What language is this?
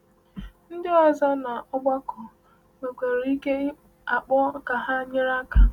Igbo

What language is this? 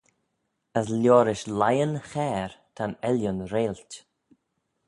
Manx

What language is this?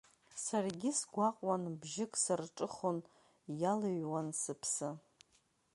Abkhazian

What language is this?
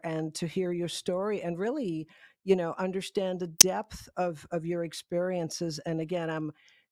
English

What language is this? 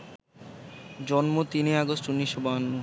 Bangla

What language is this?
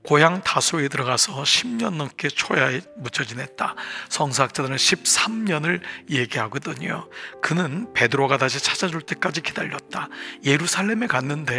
Korean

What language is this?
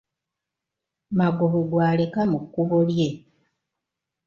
Ganda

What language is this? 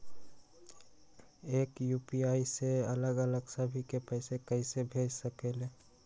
Magahi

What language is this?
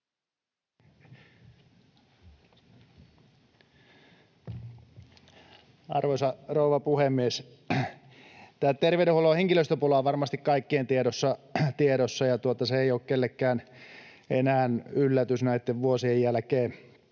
Finnish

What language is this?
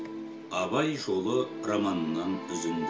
Kazakh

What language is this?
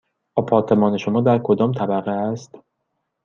Persian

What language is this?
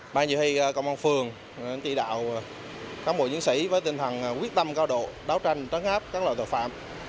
Vietnamese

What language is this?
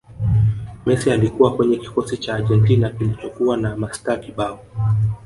Swahili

